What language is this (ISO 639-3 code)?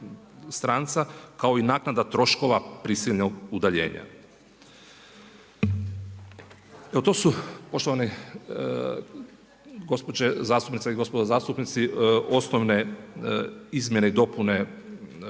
hrv